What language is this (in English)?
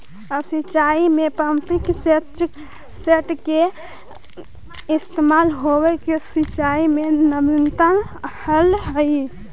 Magahi